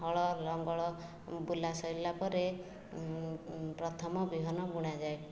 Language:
Odia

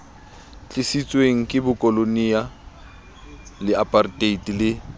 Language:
Southern Sotho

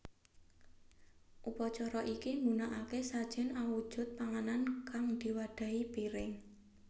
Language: Javanese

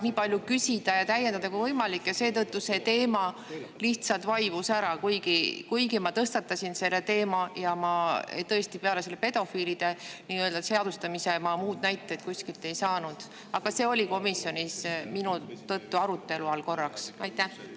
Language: Estonian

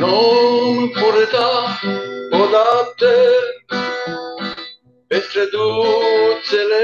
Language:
Romanian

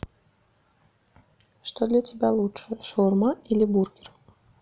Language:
Russian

